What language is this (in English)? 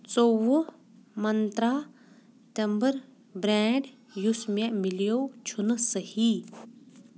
Kashmiri